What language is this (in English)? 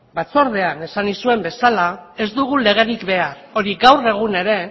Basque